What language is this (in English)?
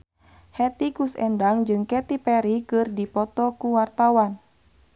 Sundanese